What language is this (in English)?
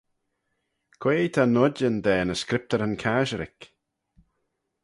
Manx